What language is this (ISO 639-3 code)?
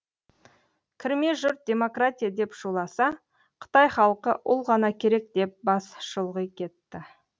kaz